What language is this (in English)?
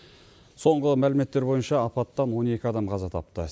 Kazakh